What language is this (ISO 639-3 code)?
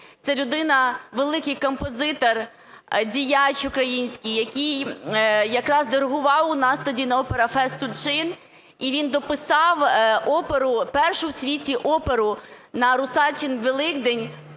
ukr